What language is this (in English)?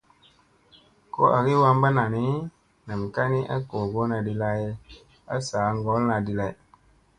Musey